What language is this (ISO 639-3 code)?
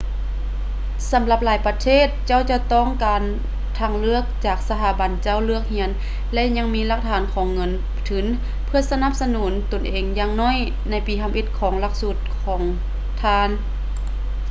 lao